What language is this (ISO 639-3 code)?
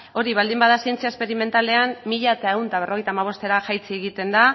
eus